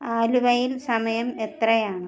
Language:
Malayalam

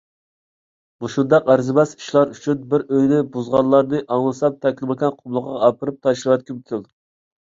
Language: Uyghur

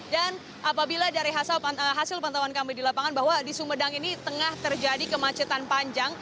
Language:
Indonesian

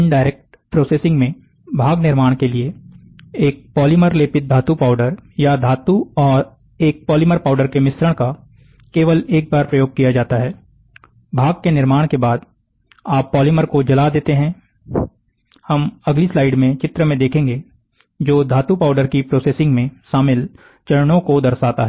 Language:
Hindi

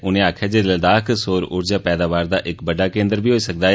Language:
Dogri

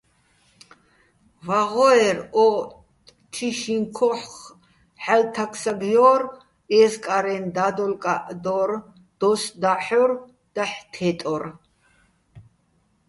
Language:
Bats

